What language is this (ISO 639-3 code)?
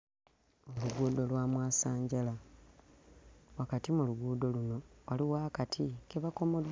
lug